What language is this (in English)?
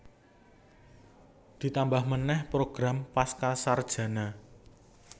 Javanese